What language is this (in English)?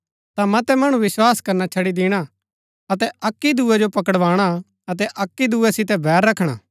Gaddi